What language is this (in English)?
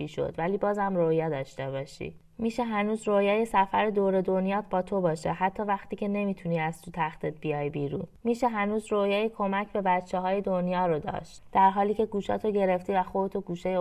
Persian